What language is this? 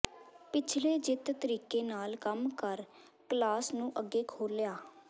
Punjabi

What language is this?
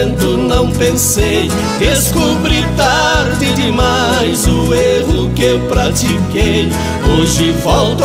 Portuguese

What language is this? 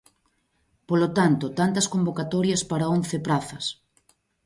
Galician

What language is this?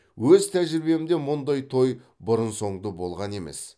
Kazakh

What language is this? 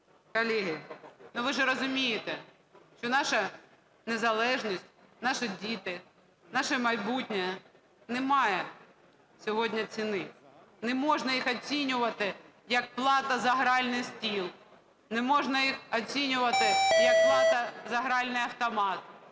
Ukrainian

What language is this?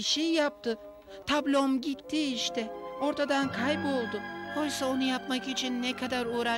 Turkish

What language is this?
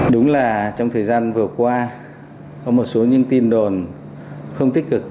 Vietnamese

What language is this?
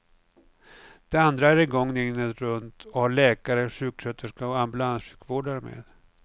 Swedish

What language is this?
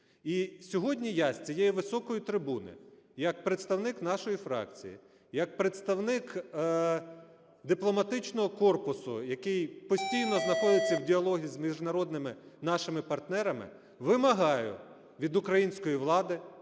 Ukrainian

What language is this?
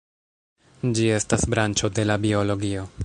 Esperanto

